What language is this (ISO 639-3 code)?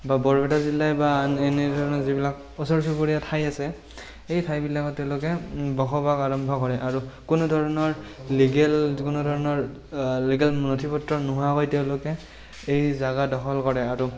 asm